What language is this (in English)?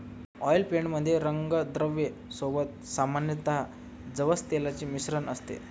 Marathi